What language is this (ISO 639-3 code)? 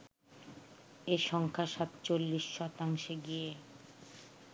ben